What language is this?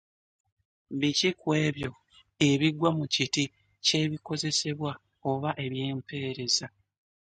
Ganda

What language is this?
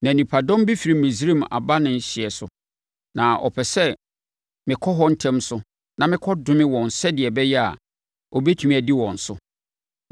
Akan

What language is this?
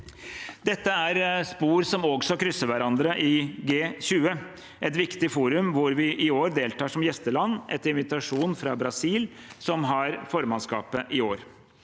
Norwegian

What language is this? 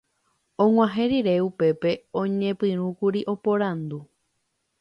Guarani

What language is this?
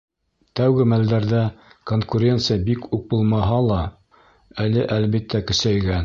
Bashkir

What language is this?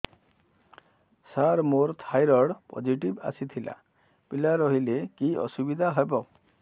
Odia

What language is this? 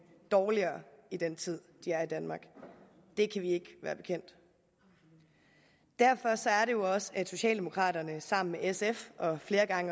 Danish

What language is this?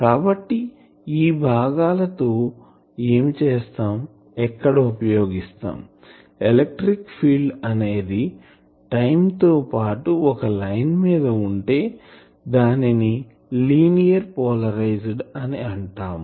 Telugu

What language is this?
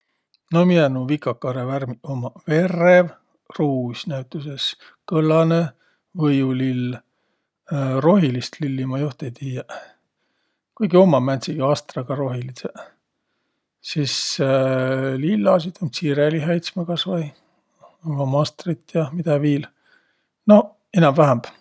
Võro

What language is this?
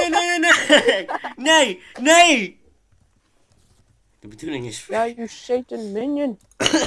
Dutch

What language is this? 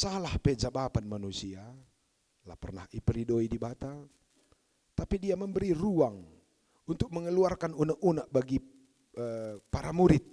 Indonesian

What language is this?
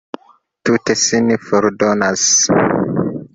Esperanto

